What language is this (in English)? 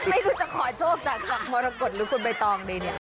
Thai